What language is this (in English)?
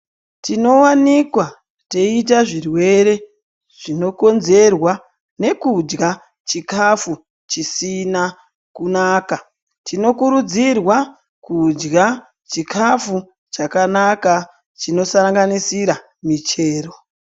Ndau